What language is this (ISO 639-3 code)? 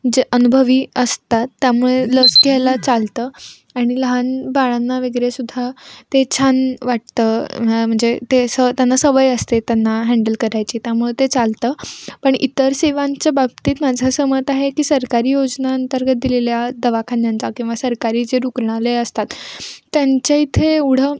mar